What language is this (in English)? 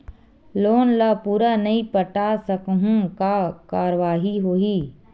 Chhattisgarhi